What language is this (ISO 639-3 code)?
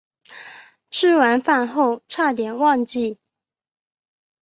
zho